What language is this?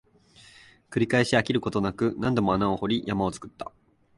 Japanese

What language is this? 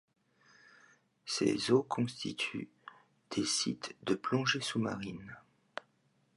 French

